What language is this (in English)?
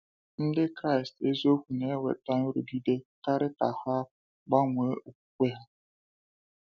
Igbo